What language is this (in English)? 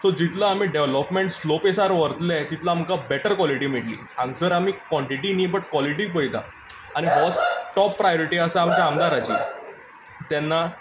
Konkani